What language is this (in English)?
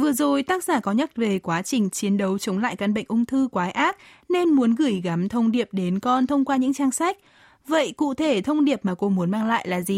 Vietnamese